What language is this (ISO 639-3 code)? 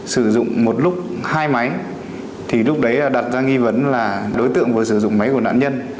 vie